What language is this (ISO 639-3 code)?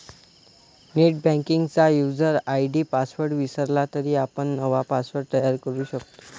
mar